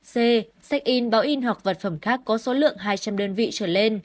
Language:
Vietnamese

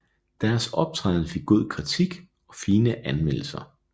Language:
Danish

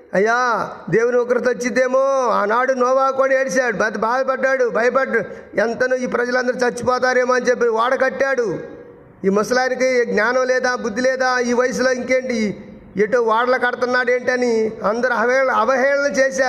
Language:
Telugu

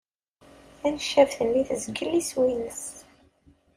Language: Kabyle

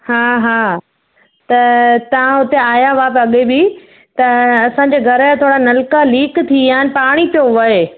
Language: Sindhi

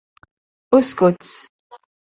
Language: Arabic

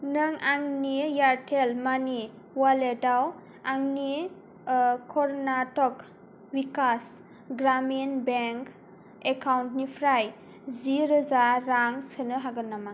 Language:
Bodo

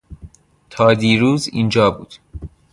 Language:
Persian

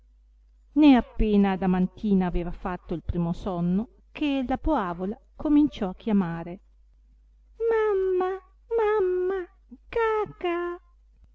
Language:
Italian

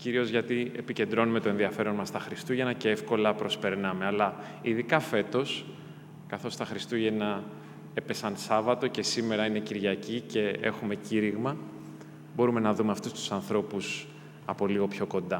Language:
Greek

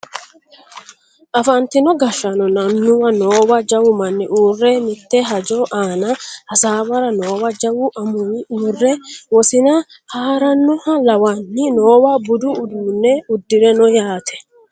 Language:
Sidamo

